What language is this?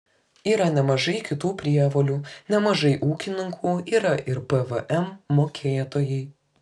Lithuanian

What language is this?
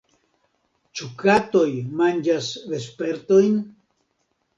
Esperanto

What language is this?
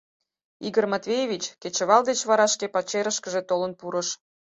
Mari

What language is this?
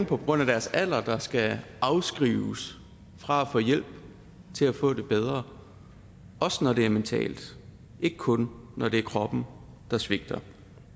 Danish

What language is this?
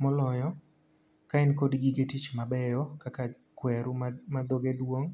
Luo (Kenya and Tanzania)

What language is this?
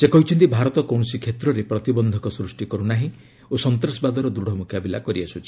Odia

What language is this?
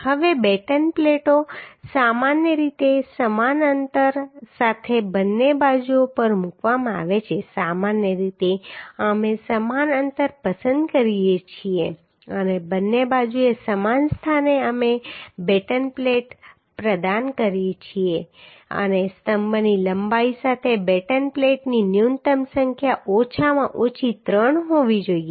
Gujarati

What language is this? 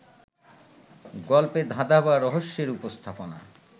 Bangla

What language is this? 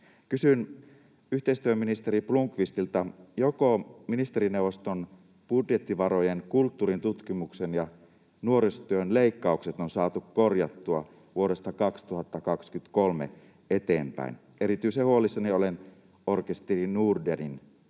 Finnish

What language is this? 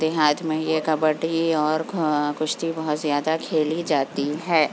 Urdu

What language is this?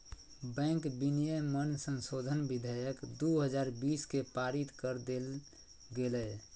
Magahi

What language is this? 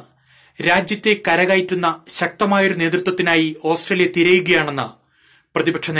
Malayalam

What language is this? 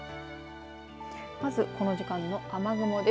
Japanese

